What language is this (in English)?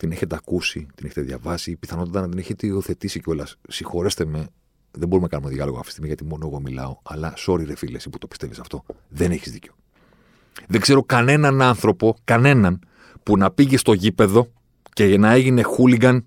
Greek